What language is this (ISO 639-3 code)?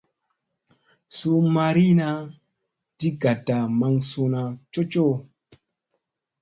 mse